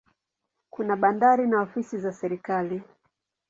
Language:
Swahili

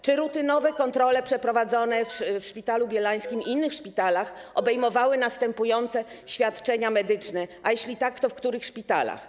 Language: Polish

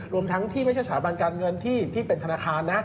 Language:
Thai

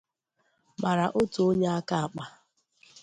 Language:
Igbo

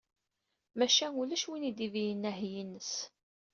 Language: Kabyle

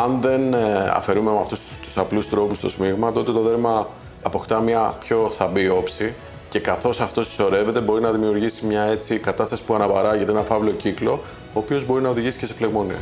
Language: Greek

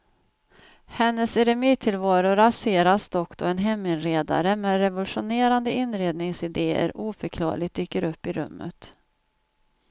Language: Swedish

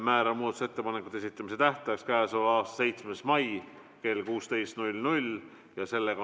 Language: Estonian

